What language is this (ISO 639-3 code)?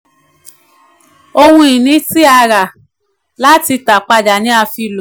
yor